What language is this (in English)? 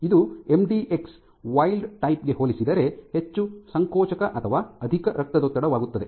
Kannada